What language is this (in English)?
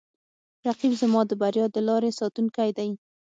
Pashto